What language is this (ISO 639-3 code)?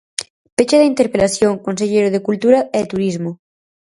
glg